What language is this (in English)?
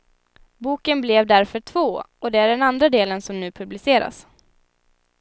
Swedish